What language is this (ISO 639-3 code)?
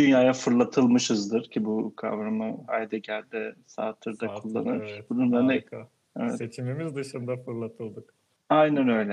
tur